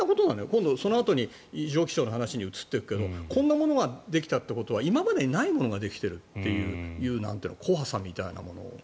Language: Japanese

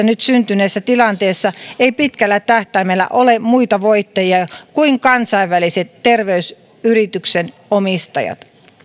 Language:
Finnish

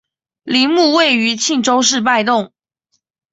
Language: Chinese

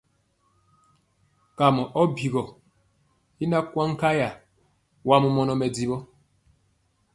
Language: Mpiemo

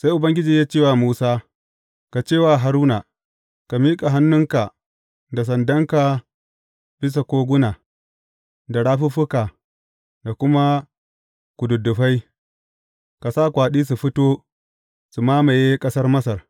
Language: Hausa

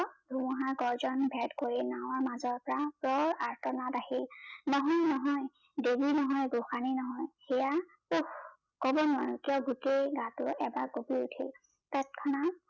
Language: Assamese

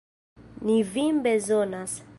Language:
Esperanto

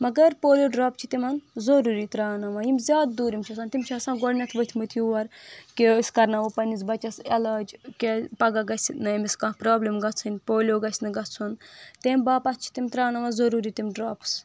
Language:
Kashmiri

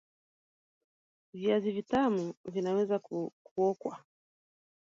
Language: Swahili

